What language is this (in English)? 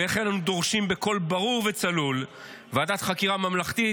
Hebrew